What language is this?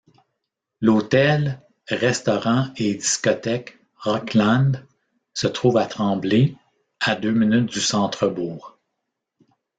French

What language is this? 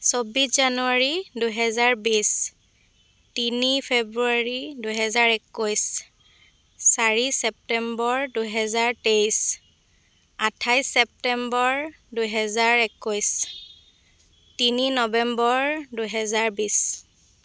Assamese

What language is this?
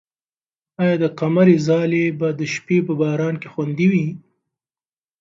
Pashto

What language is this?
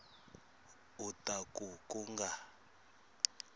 Tsonga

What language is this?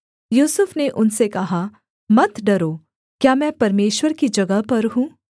Hindi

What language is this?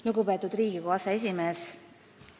Estonian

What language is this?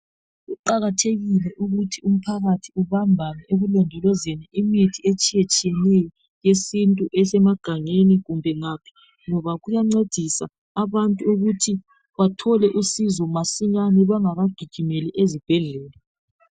North Ndebele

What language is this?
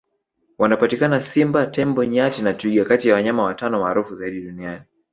Swahili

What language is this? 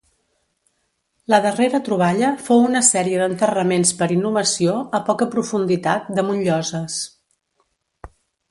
Catalan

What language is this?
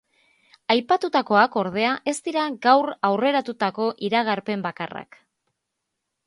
Basque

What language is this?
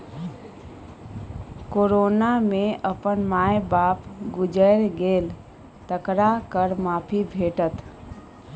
Maithili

